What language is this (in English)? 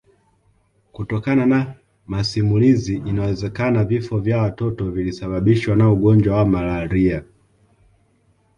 Swahili